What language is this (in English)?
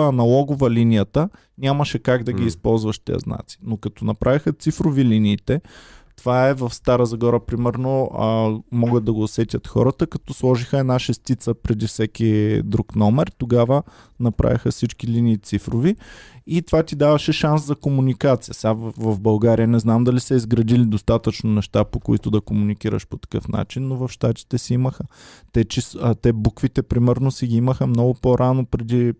Bulgarian